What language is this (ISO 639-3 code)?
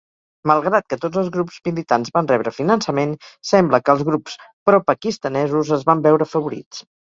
cat